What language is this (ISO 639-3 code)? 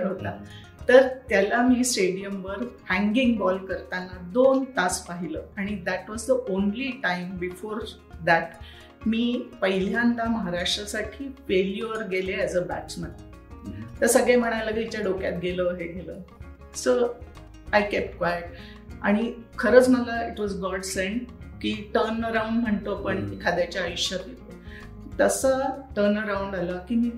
mar